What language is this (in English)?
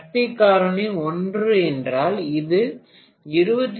Tamil